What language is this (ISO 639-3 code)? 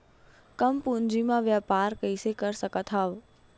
hne